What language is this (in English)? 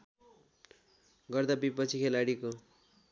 Nepali